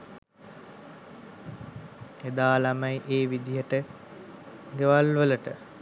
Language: Sinhala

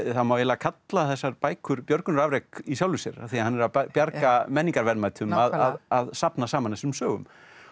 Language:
Icelandic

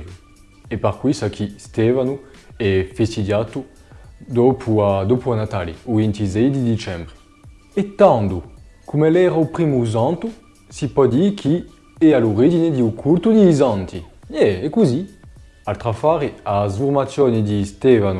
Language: French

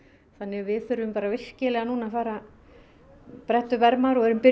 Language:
Icelandic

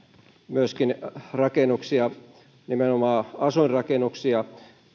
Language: Finnish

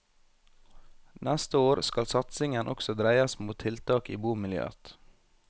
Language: Norwegian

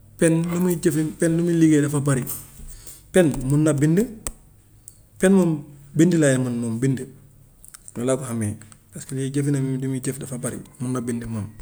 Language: Gambian Wolof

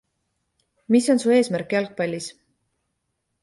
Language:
Estonian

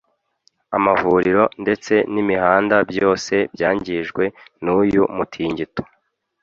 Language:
Kinyarwanda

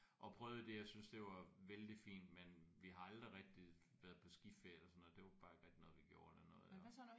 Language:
Danish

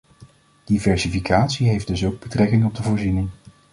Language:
Dutch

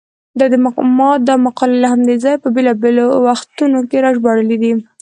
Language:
Pashto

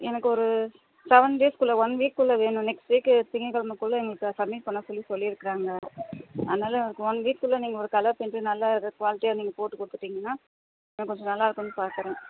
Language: Tamil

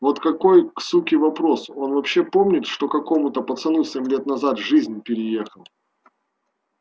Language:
Russian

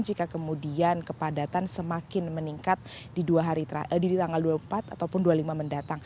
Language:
Indonesian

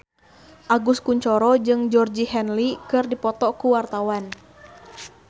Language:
Sundanese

